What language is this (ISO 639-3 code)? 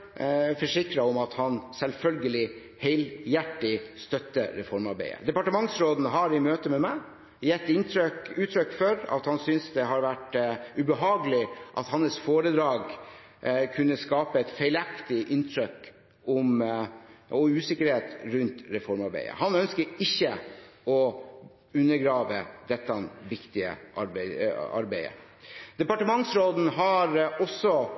nob